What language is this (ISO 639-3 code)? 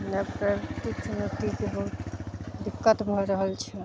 mai